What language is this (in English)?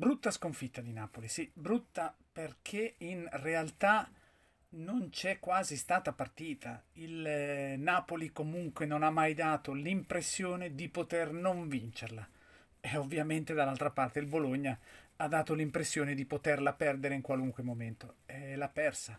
Italian